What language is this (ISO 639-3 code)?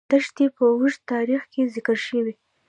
pus